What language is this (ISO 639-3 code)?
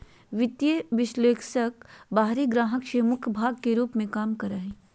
mag